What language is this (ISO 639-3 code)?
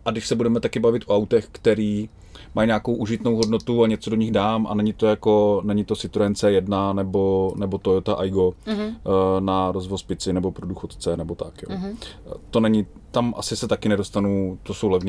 ces